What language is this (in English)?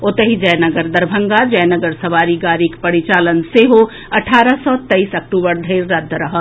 Maithili